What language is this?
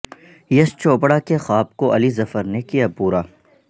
Urdu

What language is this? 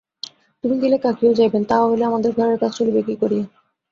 Bangla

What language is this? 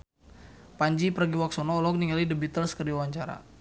Sundanese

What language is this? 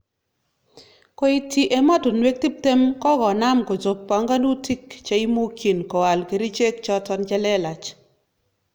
Kalenjin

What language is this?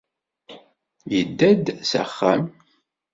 Kabyle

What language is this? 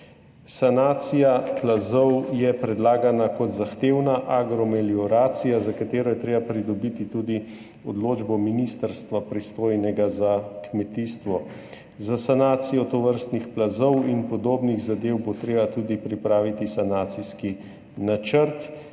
Slovenian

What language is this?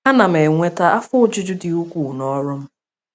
Igbo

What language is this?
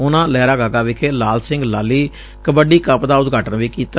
Punjabi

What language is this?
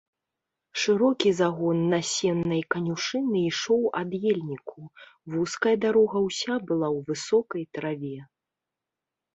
Belarusian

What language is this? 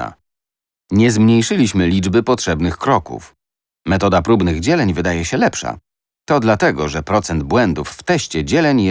Polish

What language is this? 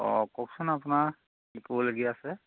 Assamese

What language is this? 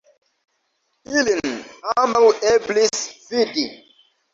Esperanto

